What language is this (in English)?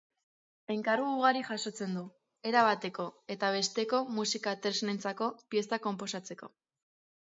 Basque